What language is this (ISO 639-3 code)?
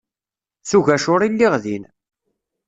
kab